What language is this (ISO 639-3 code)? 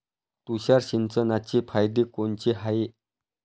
mar